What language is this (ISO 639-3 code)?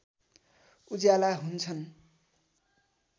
nep